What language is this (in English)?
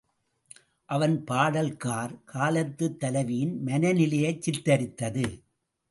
Tamil